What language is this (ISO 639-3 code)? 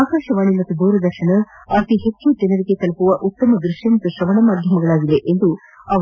kan